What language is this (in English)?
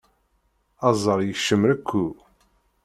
Kabyle